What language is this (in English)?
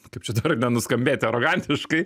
Lithuanian